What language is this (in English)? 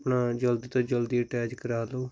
Punjabi